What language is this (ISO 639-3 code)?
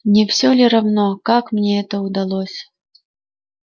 rus